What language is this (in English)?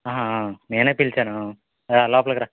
Telugu